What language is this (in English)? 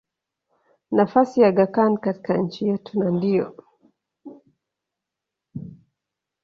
Swahili